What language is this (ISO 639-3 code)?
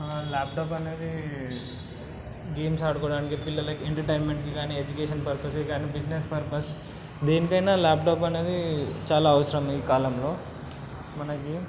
tel